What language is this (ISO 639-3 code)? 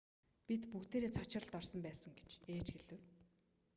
mon